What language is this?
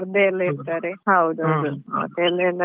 Kannada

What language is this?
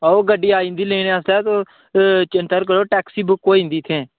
Dogri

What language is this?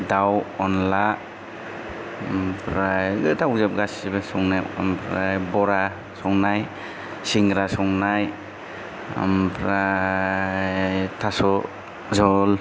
Bodo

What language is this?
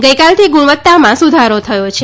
Gujarati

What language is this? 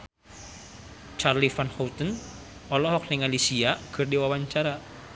Sundanese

